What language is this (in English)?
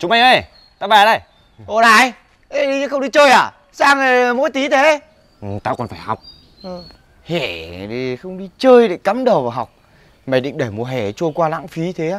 Vietnamese